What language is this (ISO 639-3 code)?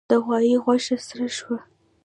pus